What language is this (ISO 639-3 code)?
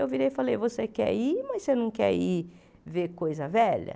por